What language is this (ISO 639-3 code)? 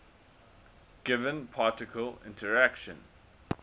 eng